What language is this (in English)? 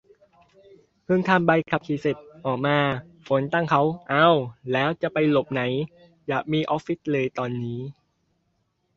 Thai